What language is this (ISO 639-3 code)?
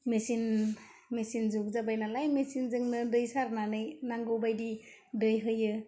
brx